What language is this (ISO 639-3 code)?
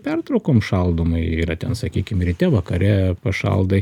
lit